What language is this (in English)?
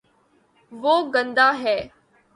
Urdu